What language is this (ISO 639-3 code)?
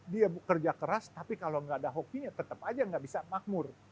ind